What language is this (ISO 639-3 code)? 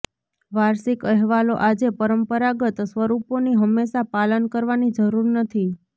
guj